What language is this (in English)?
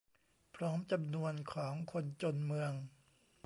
Thai